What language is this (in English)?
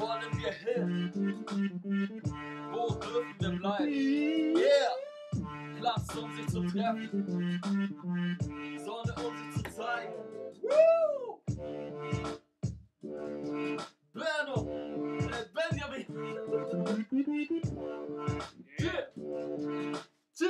Norwegian